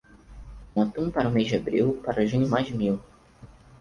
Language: Portuguese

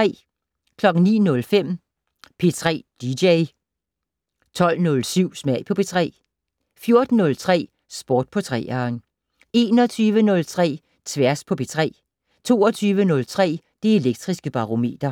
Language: Danish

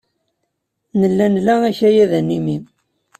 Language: Kabyle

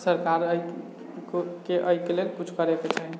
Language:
Maithili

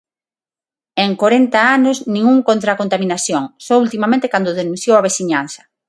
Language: Galician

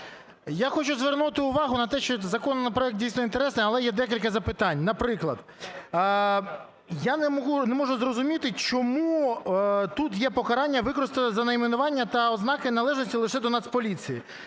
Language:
Ukrainian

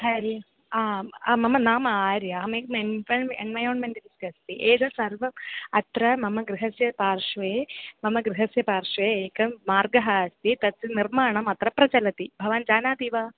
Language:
Sanskrit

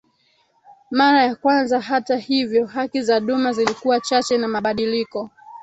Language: Swahili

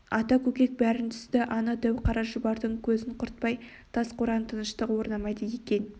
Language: Kazakh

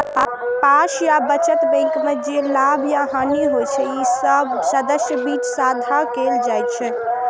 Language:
Maithili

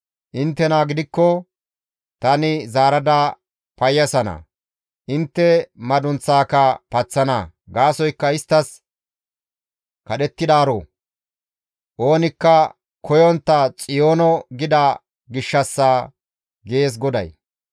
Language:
Gamo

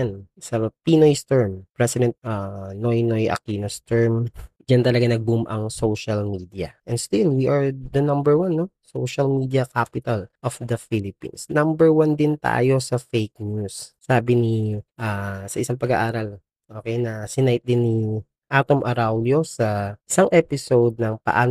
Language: Filipino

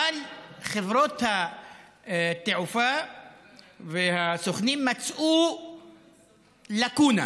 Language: Hebrew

